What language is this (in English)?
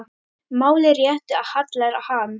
Icelandic